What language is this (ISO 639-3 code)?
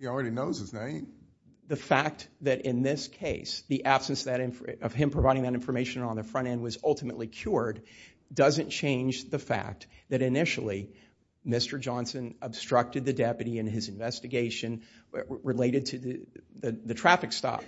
eng